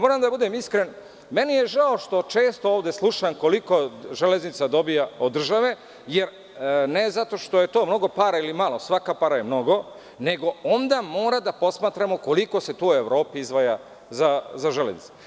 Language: Serbian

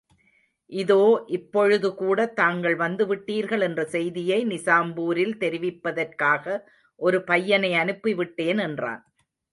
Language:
Tamil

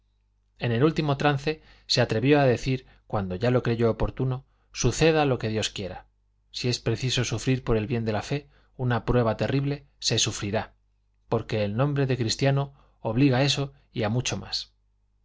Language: Spanish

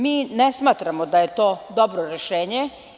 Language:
Serbian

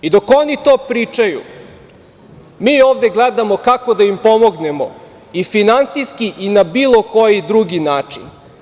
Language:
Serbian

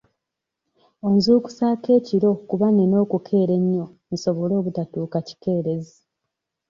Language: Ganda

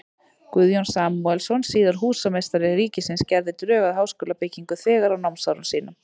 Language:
Icelandic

